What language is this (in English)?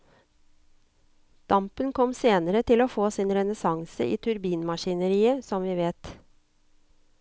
Norwegian